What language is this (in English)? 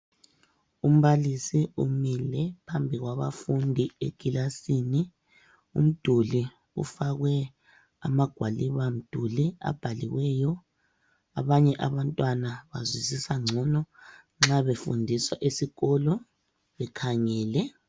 North Ndebele